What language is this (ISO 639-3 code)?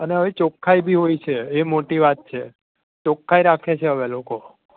guj